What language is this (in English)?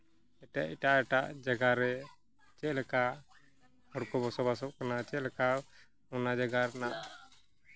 Santali